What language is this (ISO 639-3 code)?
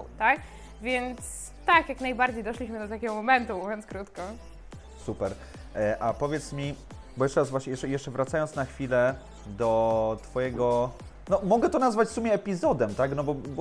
pol